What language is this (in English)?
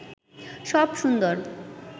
Bangla